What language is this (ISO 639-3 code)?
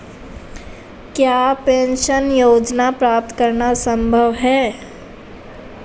hin